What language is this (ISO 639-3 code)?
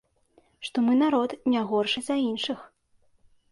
bel